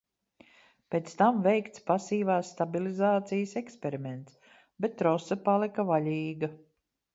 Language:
Latvian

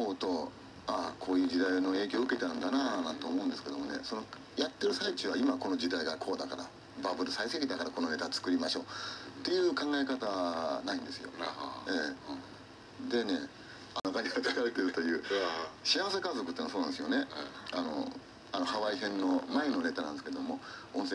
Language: Japanese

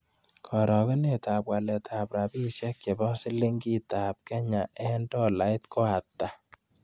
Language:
Kalenjin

